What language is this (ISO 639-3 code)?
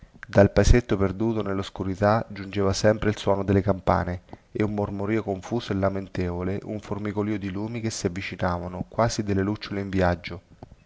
ita